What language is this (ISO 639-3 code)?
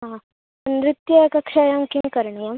san